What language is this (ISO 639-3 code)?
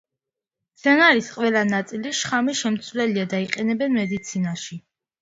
kat